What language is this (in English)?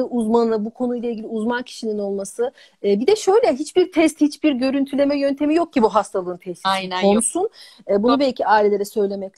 Turkish